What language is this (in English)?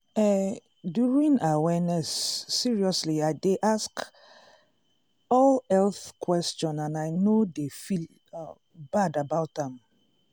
Nigerian Pidgin